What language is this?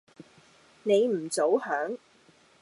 Cantonese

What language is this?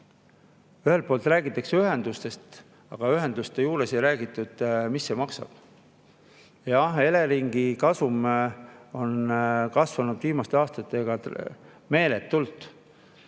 Estonian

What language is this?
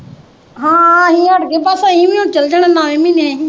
Punjabi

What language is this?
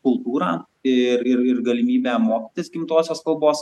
Lithuanian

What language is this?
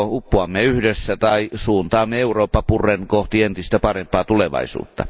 Finnish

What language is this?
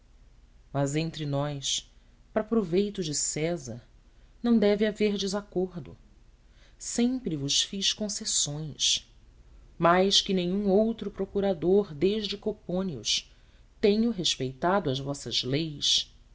Portuguese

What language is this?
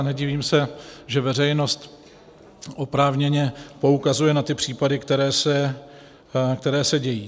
Czech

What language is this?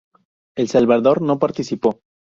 Spanish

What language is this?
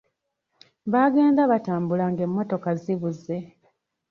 Ganda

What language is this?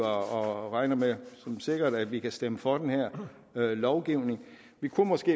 Danish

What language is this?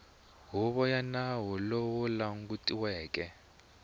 Tsonga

